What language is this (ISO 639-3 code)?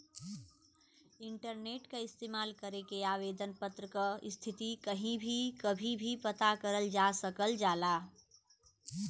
bho